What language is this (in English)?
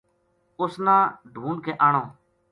Gujari